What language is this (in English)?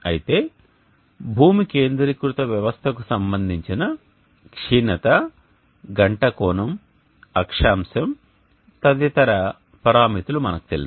Telugu